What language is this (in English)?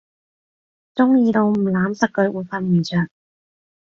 Cantonese